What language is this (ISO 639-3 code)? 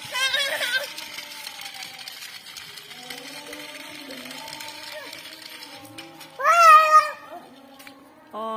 ind